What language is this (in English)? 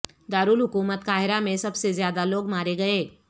Urdu